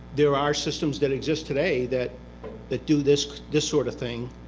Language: English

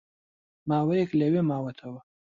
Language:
Central Kurdish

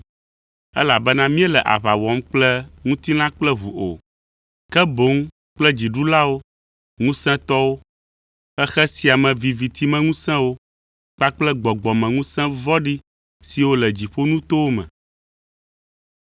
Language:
Ewe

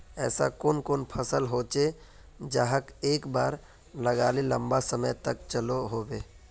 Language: Magahi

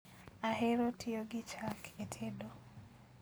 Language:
Luo (Kenya and Tanzania)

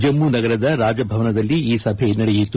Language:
Kannada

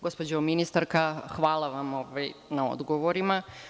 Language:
Serbian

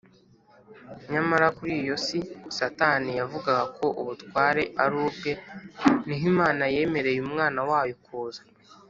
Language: Kinyarwanda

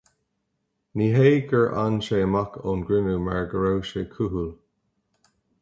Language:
Irish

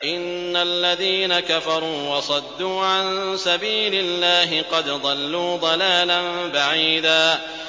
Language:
Arabic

